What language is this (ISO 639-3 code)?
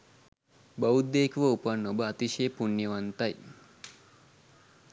sin